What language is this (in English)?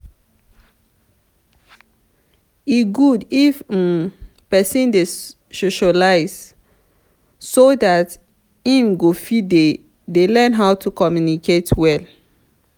Nigerian Pidgin